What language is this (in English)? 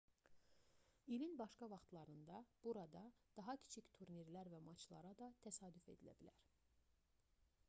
Azerbaijani